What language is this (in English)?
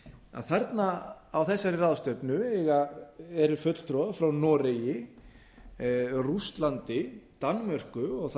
Icelandic